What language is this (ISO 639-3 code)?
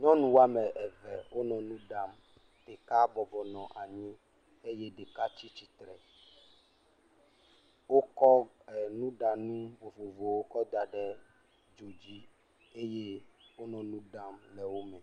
ewe